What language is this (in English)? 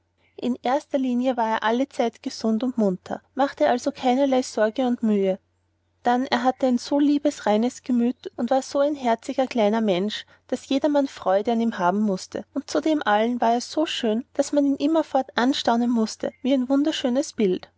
German